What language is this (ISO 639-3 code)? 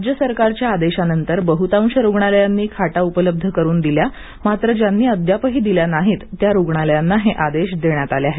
mar